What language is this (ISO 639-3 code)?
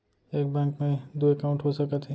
hne